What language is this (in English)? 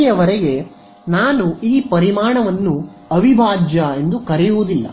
Kannada